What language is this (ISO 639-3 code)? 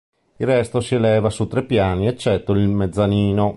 ita